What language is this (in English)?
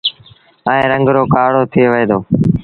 Sindhi Bhil